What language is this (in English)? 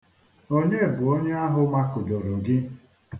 Igbo